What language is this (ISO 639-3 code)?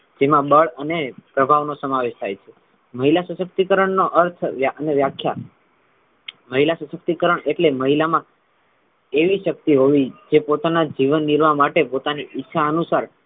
guj